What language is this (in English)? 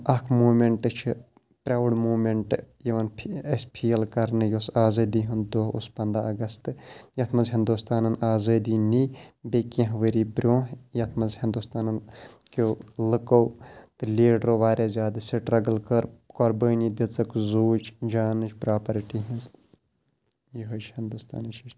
Kashmiri